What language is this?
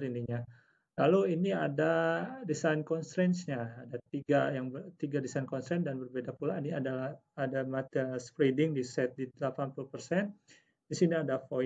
Indonesian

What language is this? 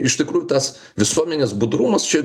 Lithuanian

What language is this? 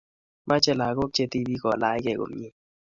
Kalenjin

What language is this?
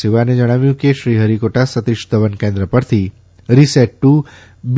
Gujarati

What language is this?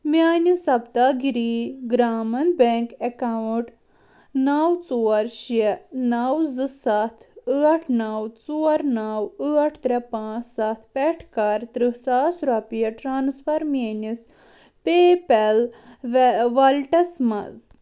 Kashmiri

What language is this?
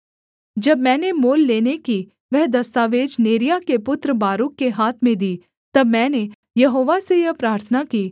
Hindi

